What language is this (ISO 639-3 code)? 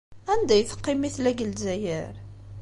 kab